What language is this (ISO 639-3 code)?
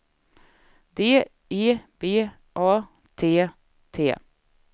swe